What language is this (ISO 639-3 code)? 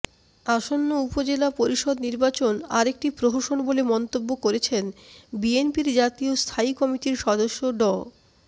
ben